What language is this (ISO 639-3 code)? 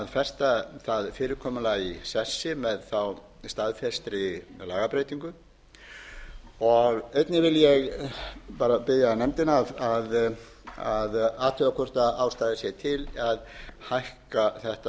isl